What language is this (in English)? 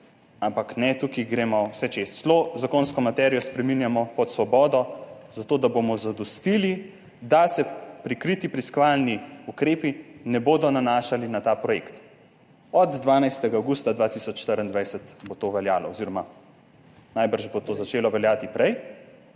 Slovenian